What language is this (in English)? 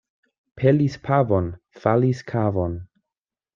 Esperanto